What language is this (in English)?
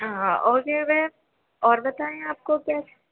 Urdu